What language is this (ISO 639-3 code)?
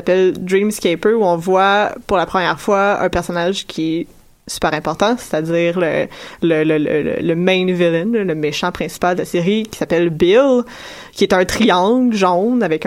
fra